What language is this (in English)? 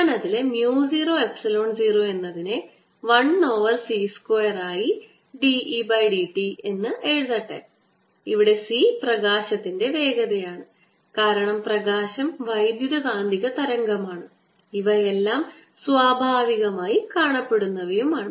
Malayalam